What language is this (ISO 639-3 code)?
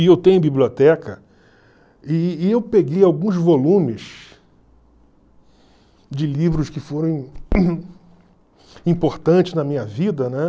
por